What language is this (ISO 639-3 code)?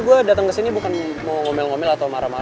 ind